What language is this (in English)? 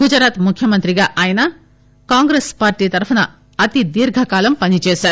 Telugu